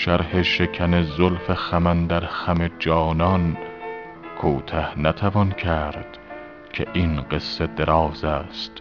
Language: Persian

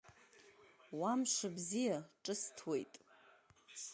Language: Abkhazian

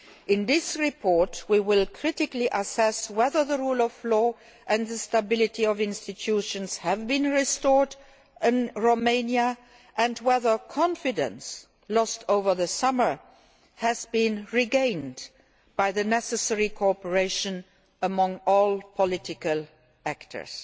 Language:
English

